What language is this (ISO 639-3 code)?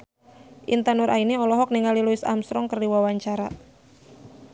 sun